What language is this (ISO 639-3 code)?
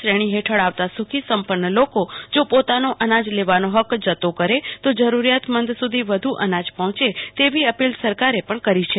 guj